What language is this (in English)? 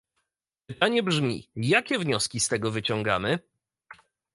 Polish